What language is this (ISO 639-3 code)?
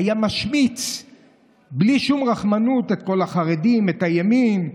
heb